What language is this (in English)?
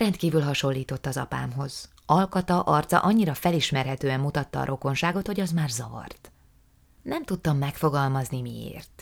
Hungarian